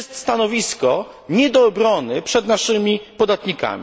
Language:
Polish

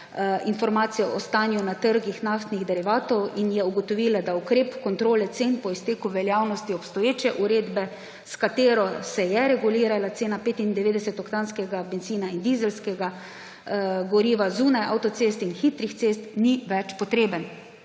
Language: Slovenian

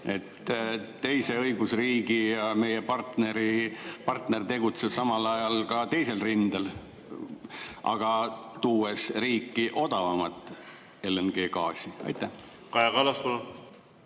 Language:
Estonian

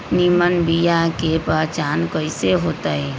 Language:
Magahi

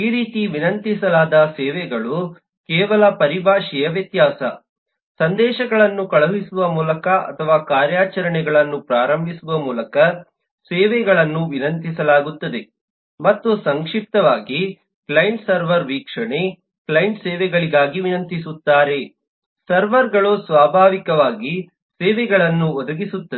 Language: Kannada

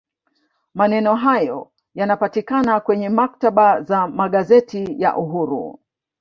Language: Swahili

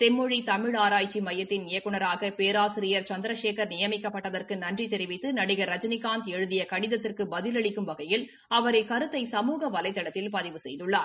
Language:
Tamil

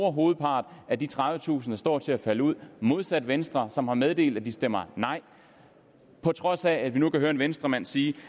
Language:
Danish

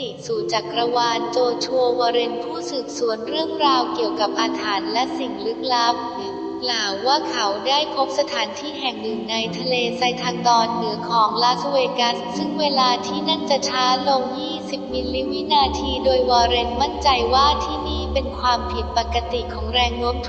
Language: Thai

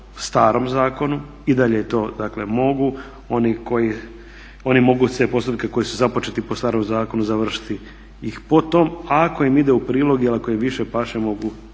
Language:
Croatian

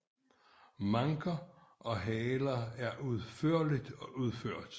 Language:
Danish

